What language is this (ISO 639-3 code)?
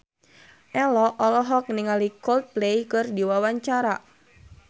sun